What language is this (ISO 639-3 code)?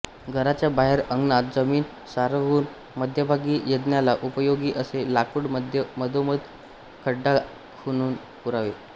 mar